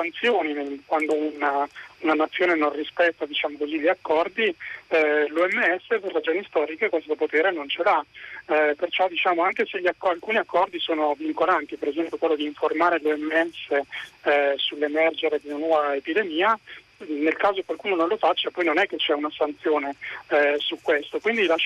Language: Italian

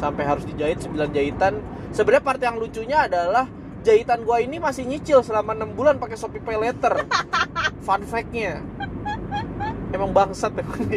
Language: Indonesian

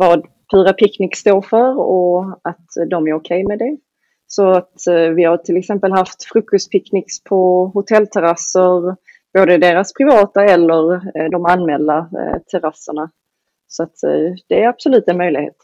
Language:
Swedish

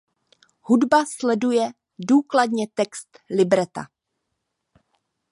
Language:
Czech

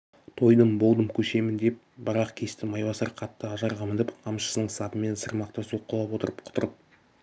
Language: Kazakh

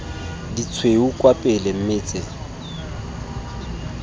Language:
Tswana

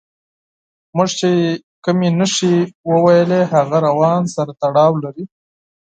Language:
Pashto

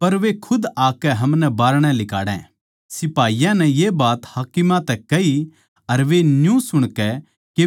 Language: Haryanvi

